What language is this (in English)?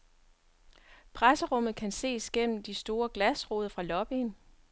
Danish